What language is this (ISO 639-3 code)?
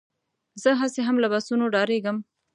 pus